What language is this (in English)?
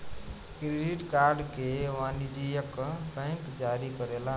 Bhojpuri